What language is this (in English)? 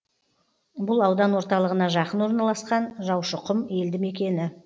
Kazakh